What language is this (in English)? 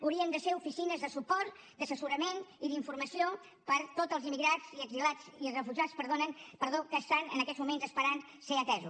Catalan